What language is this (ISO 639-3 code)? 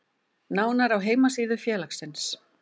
isl